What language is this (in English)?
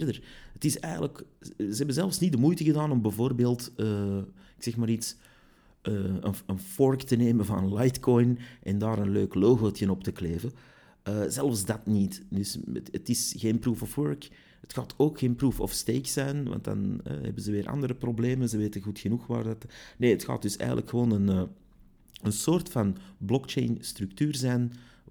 Dutch